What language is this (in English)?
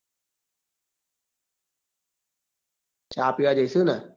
Gujarati